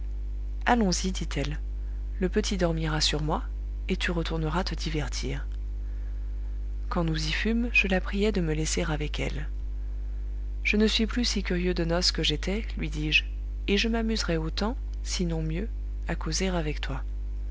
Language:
French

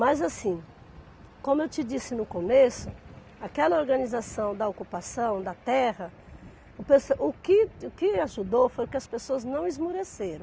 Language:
Portuguese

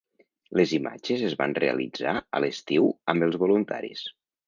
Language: Catalan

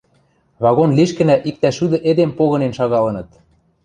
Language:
Western Mari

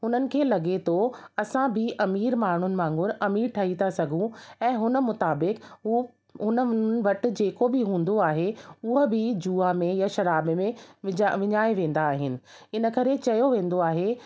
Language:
Sindhi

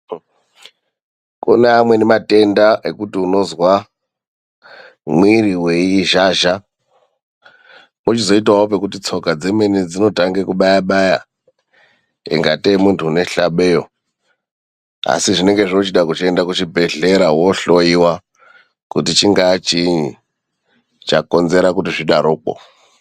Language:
Ndau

